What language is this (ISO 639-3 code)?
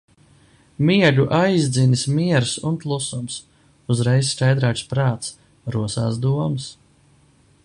lav